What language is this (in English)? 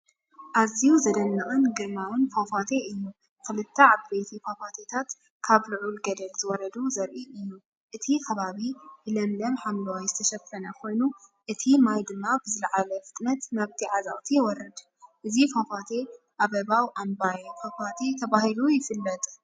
Tigrinya